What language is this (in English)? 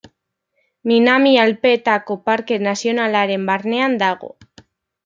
Basque